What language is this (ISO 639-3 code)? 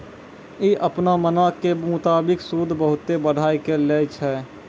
mai